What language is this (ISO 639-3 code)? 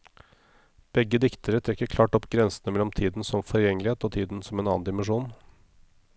nor